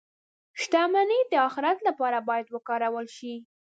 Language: Pashto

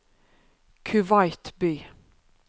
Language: Norwegian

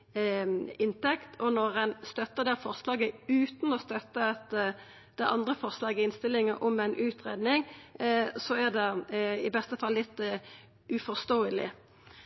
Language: Norwegian Nynorsk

